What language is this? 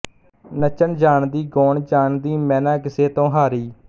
Punjabi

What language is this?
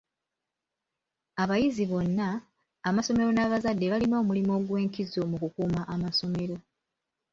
Ganda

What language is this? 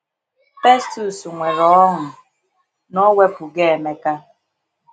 Igbo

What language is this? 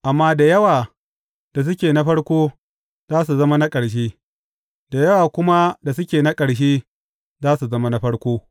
Hausa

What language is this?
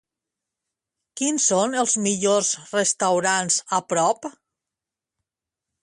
Catalan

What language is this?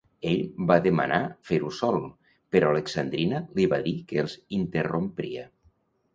Catalan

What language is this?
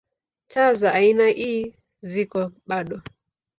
Swahili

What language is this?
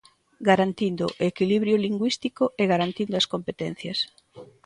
Galician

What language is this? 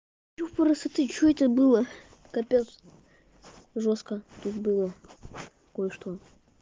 Russian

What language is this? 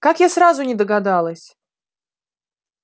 Russian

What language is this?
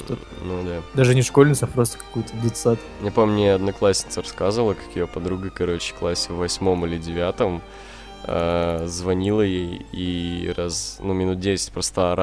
Russian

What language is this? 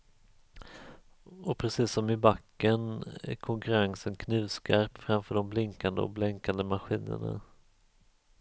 Swedish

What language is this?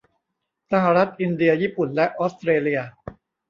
Thai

